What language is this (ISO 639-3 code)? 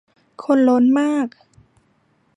tha